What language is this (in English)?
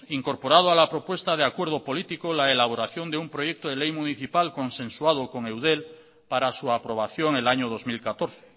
Spanish